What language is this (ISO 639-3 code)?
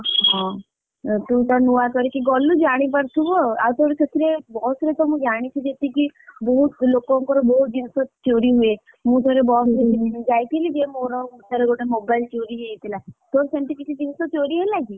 ori